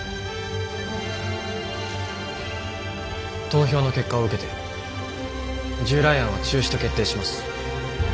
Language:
Japanese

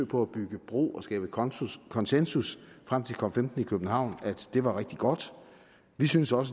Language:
Danish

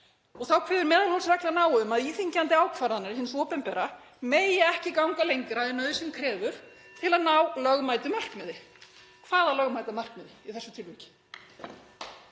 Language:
Icelandic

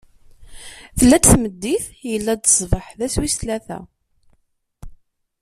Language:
Kabyle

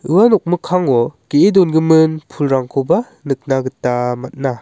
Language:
Garo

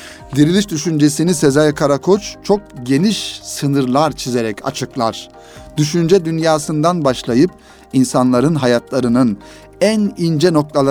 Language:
Turkish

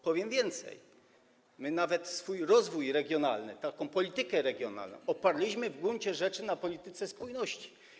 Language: Polish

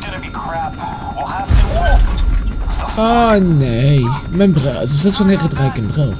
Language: Dutch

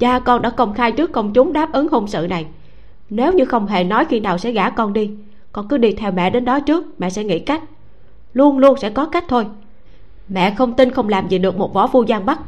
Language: Vietnamese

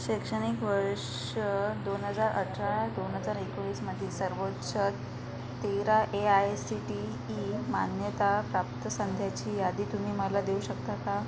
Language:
Marathi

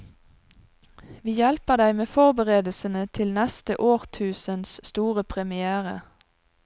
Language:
Norwegian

